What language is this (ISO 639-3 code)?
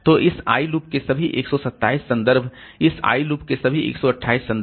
hin